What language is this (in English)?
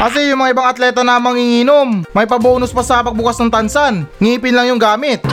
Filipino